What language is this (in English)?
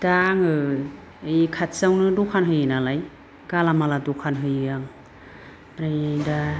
Bodo